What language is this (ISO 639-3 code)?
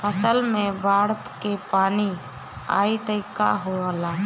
bho